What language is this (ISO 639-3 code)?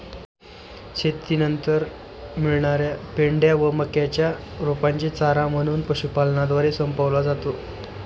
mar